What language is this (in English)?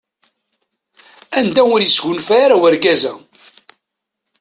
Kabyle